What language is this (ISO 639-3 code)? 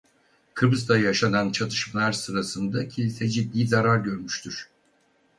tur